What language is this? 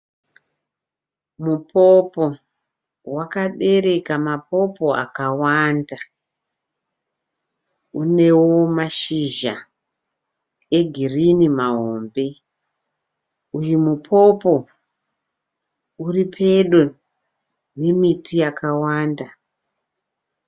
Shona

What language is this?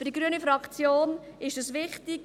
Swiss German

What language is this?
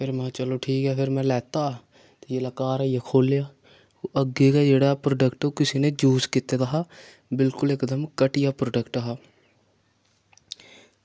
Dogri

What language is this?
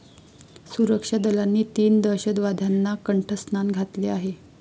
Marathi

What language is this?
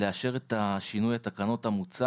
Hebrew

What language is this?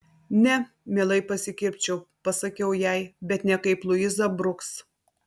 Lithuanian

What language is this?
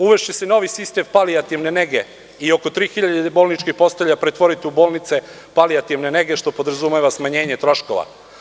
Serbian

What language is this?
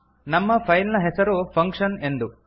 Kannada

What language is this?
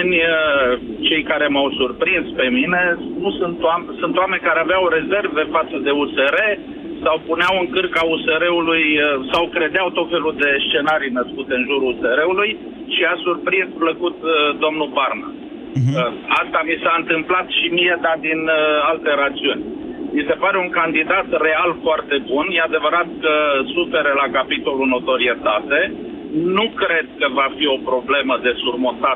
Romanian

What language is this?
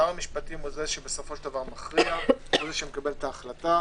Hebrew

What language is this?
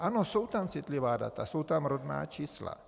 Czech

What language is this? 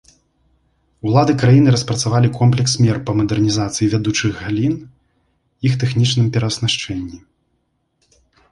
Belarusian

